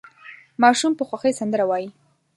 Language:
Pashto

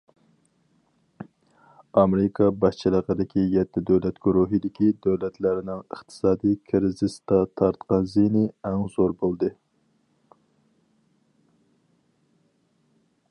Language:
Uyghur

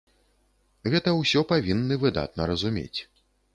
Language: Belarusian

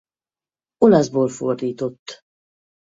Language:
Hungarian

